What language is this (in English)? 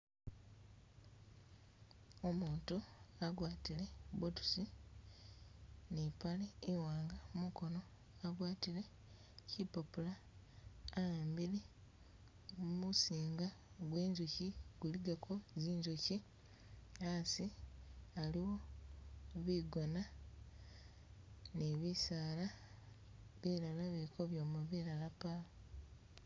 Masaaba